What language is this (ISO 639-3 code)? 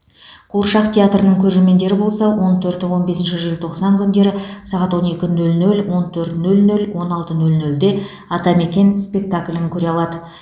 kaz